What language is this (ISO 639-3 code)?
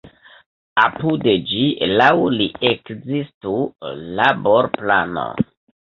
epo